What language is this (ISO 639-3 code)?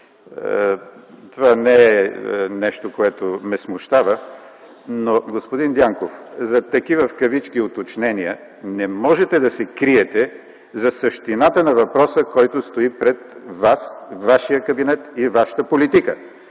bul